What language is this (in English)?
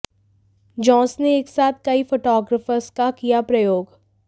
Hindi